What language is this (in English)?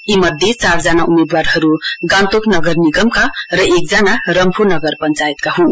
Nepali